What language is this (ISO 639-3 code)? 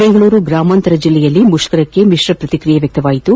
kan